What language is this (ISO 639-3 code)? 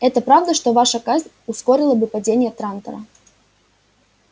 rus